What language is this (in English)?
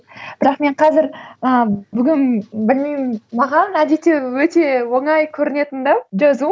Kazakh